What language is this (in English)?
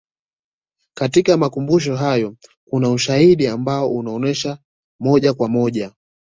Swahili